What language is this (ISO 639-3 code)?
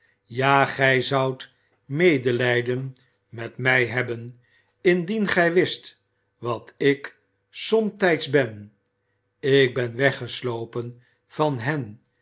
nld